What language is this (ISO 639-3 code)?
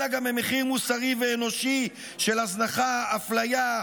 heb